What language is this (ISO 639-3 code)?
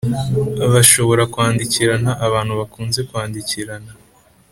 kin